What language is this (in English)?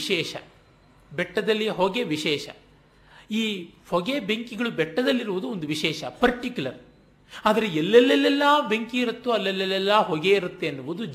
Kannada